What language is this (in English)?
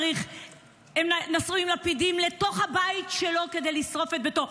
Hebrew